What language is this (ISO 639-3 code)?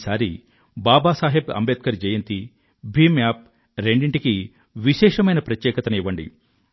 tel